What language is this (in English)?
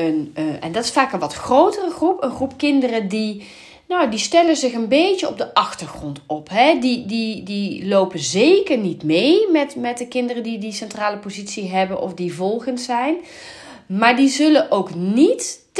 Dutch